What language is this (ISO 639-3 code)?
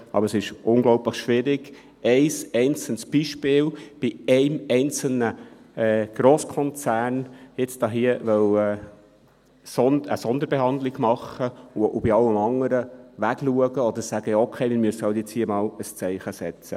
gsw